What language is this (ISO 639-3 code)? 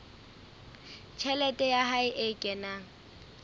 sot